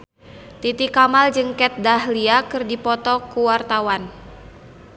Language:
Sundanese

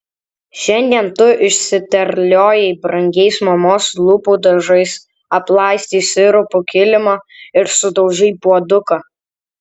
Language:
Lithuanian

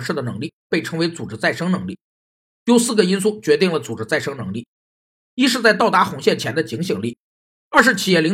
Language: Chinese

